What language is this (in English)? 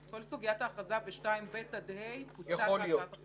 Hebrew